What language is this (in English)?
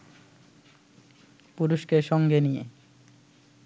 Bangla